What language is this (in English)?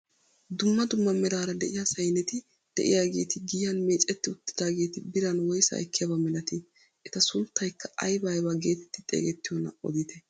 Wolaytta